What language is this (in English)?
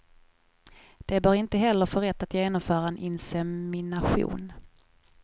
Swedish